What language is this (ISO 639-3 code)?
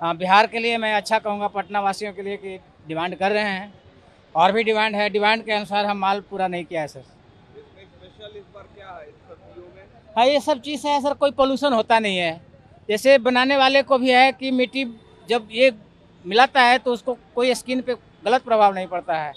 hin